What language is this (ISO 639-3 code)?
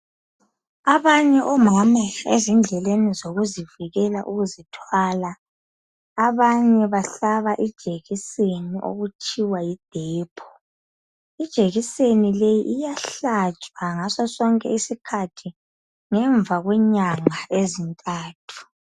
nde